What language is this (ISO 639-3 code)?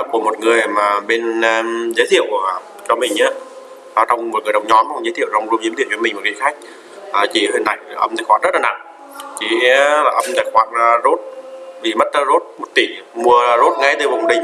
vie